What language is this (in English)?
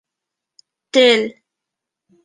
Bashkir